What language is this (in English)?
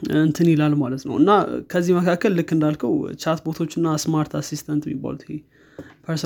Amharic